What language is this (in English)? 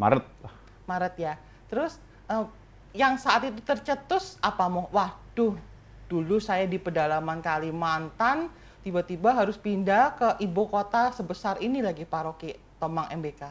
Indonesian